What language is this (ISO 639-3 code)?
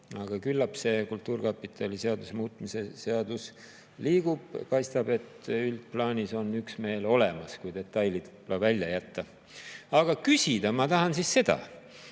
est